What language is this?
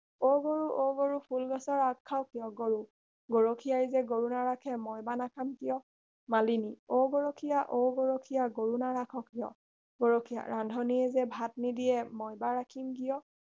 Assamese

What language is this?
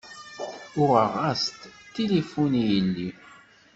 Kabyle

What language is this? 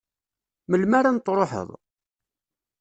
Kabyle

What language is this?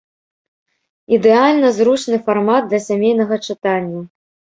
Belarusian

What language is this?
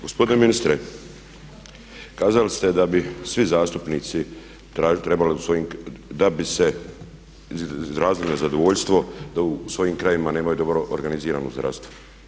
Croatian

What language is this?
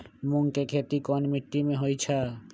Magahi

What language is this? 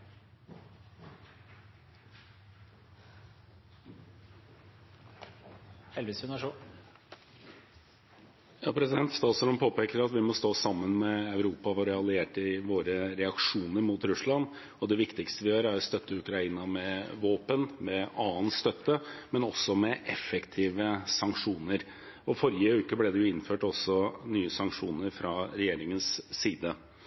Norwegian Bokmål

